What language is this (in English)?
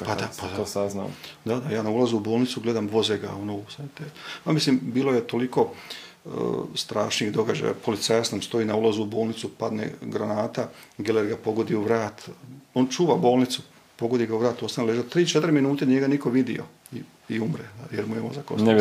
Croatian